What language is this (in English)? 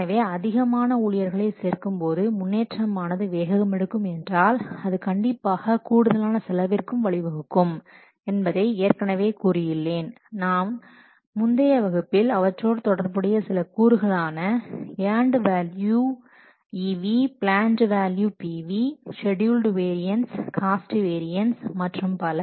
Tamil